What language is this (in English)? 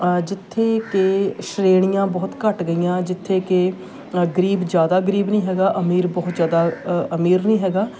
Punjabi